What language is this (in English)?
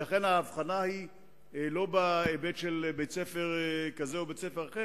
Hebrew